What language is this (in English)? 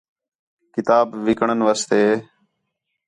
Khetrani